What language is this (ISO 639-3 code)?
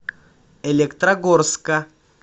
rus